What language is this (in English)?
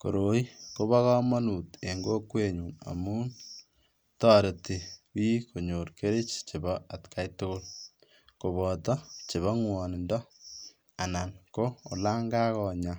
Kalenjin